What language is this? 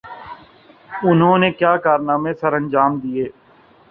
Urdu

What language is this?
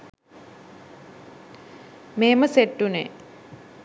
Sinhala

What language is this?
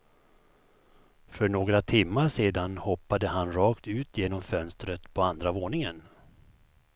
Swedish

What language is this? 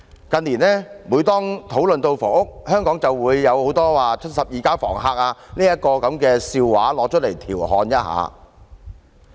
Cantonese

